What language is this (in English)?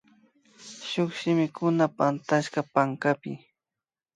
Imbabura Highland Quichua